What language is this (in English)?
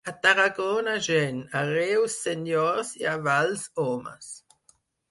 Catalan